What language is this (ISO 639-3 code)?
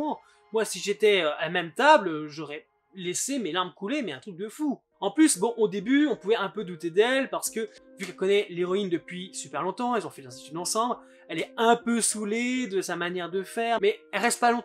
fra